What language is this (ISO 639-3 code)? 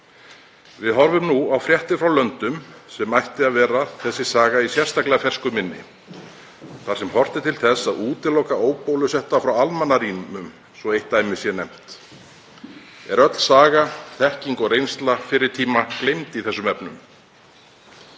isl